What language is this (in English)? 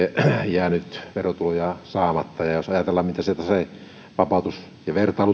Finnish